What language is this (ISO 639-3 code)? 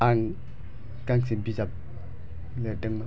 brx